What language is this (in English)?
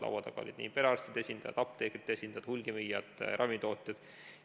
Estonian